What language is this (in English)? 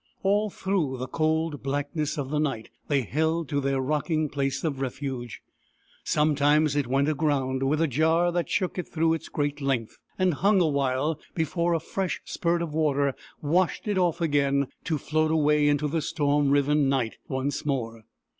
English